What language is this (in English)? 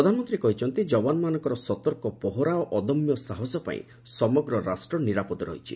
Odia